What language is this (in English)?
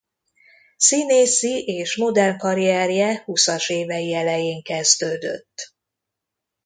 Hungarian